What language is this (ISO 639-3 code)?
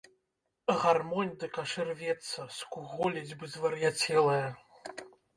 bel